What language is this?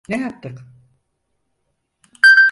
Turkish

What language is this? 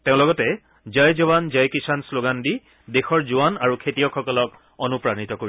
Assamese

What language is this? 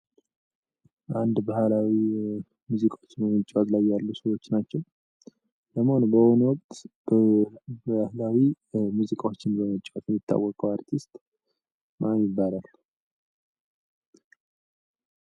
Amharic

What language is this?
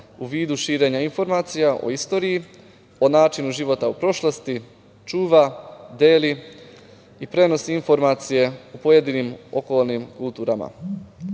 Serbian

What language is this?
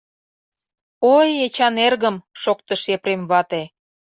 Mari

